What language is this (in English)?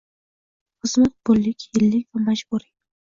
Uzbek